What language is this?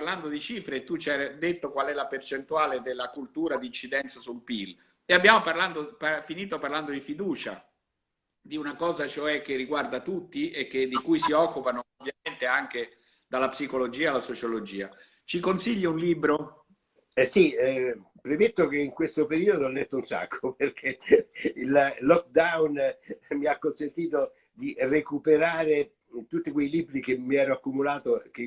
Italian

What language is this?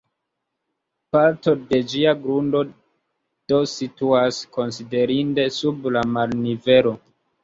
Esperanto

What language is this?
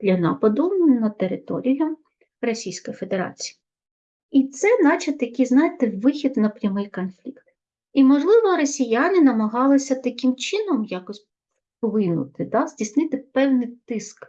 Ukrainian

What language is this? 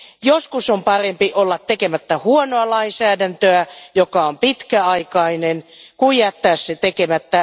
Finnish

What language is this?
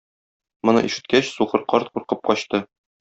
Tatar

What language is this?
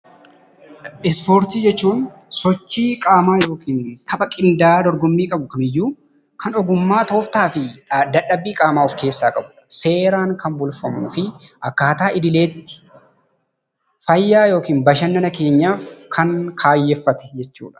Oromo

